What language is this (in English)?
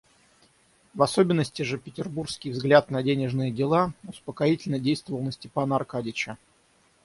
Russian